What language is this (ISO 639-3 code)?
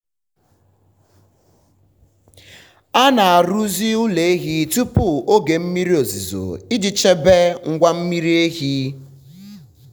ibo